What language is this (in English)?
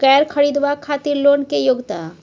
Maithili